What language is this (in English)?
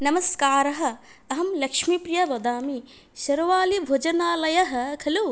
Sanskrit